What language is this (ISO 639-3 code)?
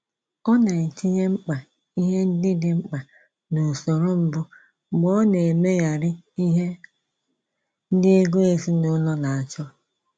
ibo